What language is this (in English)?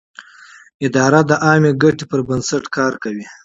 Pashto